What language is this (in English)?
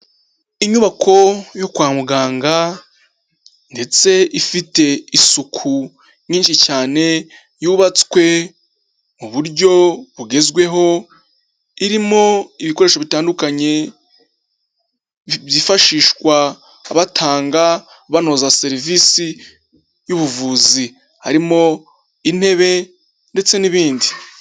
Kinyarwanda